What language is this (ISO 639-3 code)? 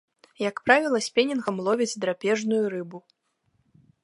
bel